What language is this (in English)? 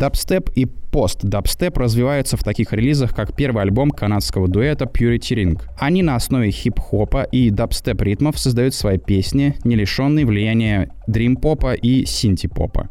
Russian